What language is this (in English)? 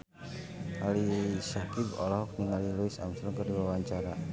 Sundanese